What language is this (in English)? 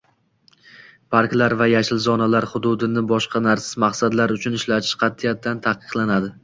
Uzbek